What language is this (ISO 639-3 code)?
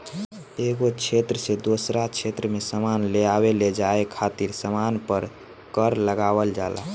bho